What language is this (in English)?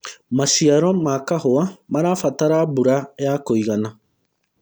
Kikuyu